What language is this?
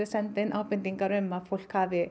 Icelandic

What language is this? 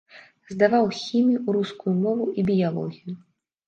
Belarusian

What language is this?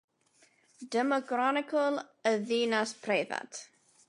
Welsh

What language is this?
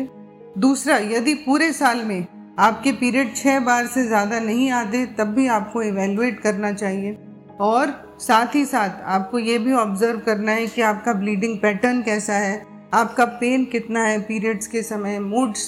Hindi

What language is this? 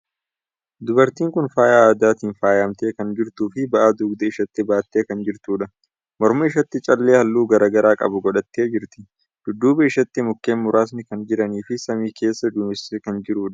Oromo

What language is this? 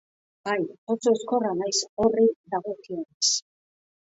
Basque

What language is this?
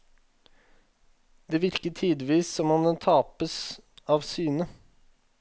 Norwegian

